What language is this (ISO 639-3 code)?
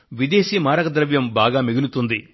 tel